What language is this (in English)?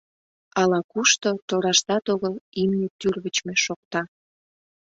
Mari